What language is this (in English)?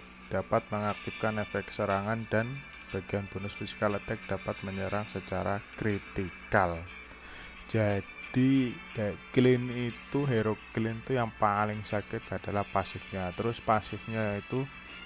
Indonesian